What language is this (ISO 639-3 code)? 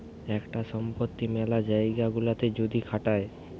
ben